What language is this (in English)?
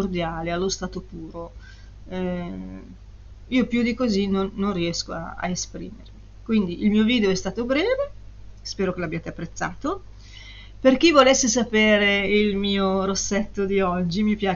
Italian